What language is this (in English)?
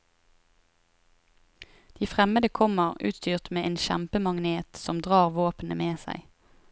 Norwegian